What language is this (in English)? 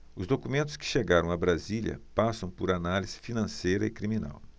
Portuguese